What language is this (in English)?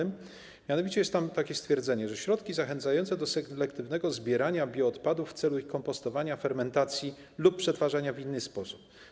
Polish